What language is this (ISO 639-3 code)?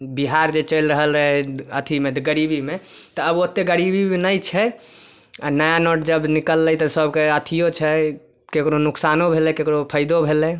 mai